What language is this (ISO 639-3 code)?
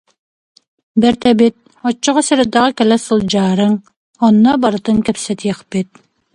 sah